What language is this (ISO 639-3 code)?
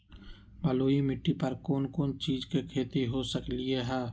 mag